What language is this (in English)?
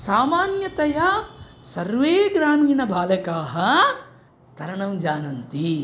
Sanskrit